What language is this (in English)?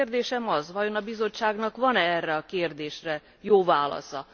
Hungarian